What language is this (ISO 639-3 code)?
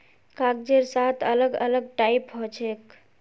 mag